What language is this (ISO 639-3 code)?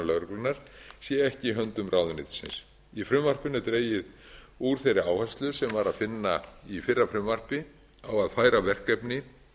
isl